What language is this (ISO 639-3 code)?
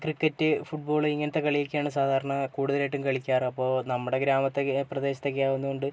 mal